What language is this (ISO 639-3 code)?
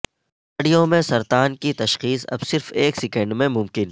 urd